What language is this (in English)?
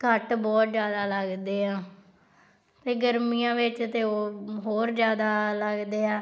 Punjabi